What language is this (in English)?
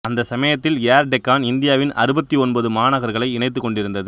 Tamil